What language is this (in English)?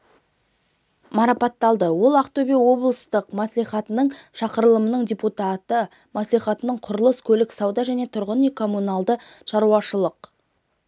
Kazakh